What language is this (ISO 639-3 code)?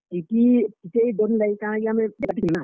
ori